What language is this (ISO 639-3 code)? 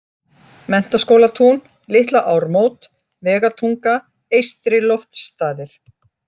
isl